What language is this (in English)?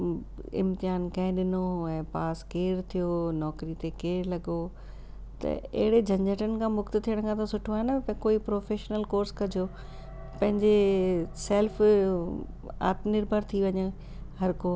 Sindhi